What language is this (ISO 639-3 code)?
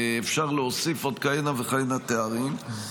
heb